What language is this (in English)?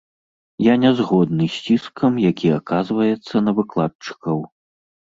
Belarusian